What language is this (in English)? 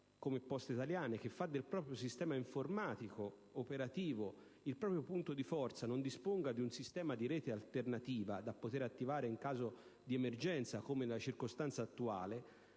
Italian